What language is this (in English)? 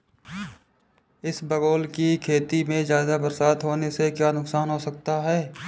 Hindi